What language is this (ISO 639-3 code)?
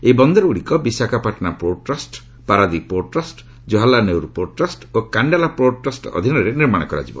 ori